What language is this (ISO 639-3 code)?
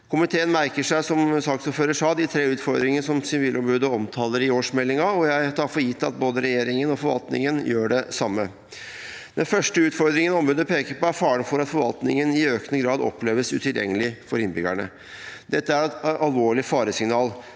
nor